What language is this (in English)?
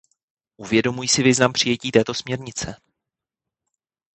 Czech